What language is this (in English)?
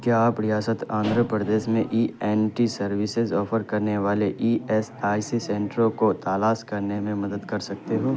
Urdu